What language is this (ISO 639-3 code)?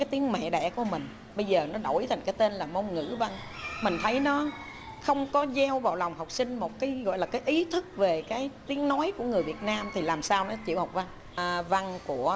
vie